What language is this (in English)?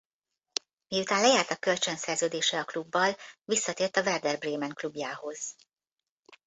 Hungarian